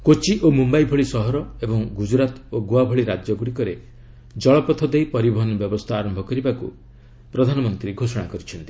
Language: Odia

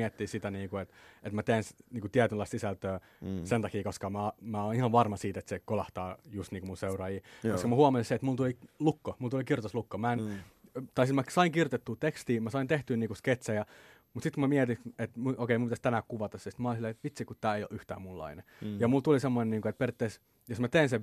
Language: Finnish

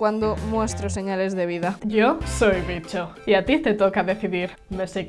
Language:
Spanish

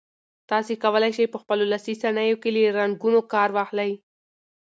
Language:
Pashto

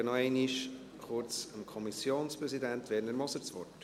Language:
Swiss German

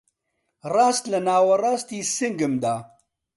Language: Central Kurdish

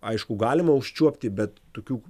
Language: Lithuanian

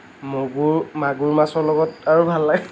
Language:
Assamese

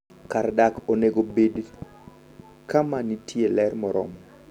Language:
Luo (Kenya and Tanzania)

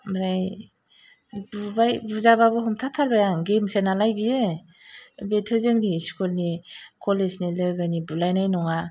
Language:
Bodo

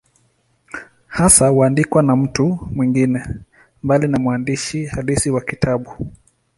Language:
Swahili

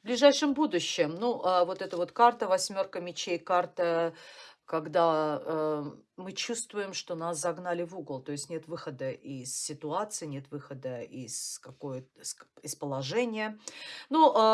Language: Russian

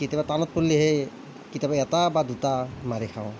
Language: Assamese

